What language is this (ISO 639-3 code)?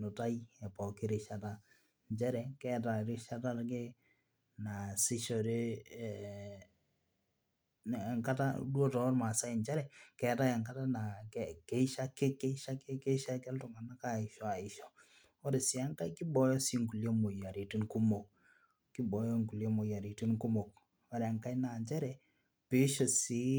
mas